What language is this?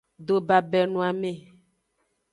Aja (Benin)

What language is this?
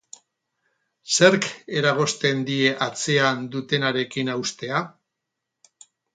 Basque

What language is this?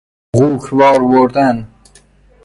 Persian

